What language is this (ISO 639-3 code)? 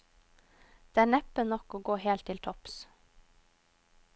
nor